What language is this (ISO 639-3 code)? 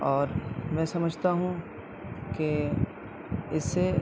urd